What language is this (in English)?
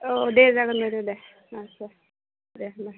Bodo